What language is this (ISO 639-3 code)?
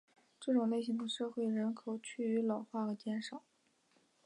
zho